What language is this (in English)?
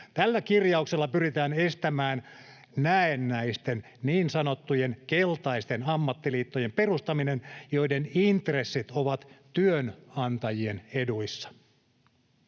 Finnish